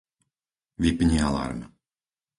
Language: Slovak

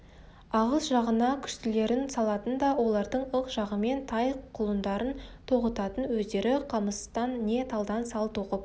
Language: Kazakh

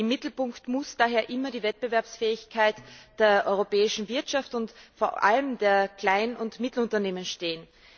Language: German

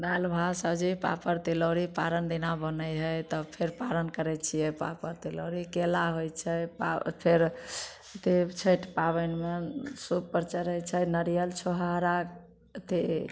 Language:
Maithili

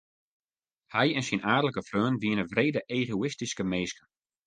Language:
Western Frisian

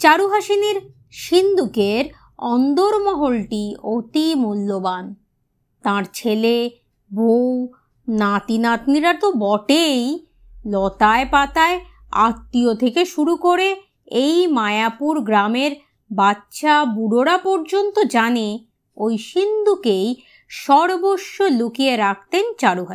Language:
Bangla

